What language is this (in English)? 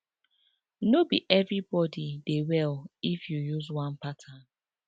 Nigerian Pidgin